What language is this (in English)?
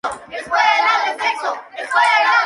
Spanish